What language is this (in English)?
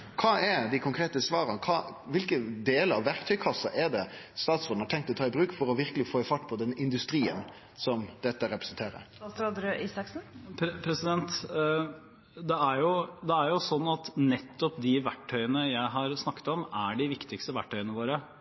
Norwegian